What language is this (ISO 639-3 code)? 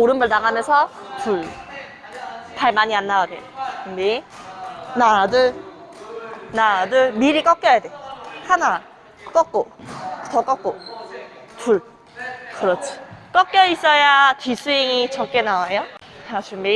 kor